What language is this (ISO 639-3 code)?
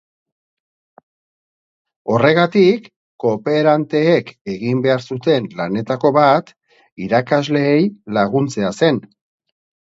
eus